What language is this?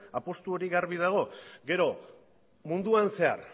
Basque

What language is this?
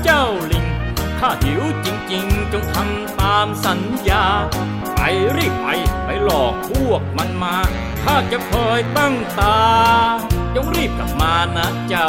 Thai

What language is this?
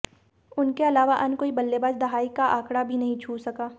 Hindi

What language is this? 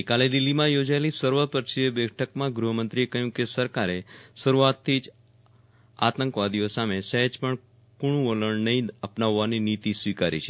Gujarati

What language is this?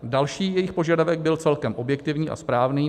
Czech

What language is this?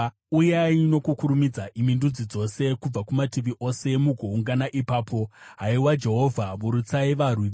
Shona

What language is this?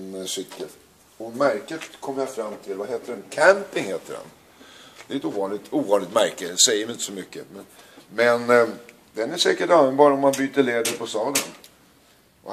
Swedish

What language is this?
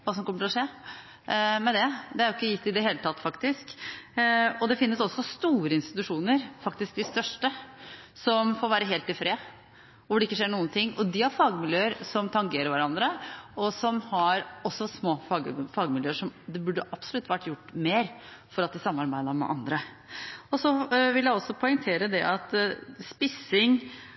Norwegian Bokmål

